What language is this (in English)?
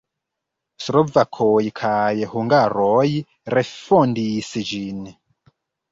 Esperanto